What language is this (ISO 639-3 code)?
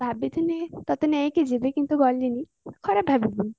ori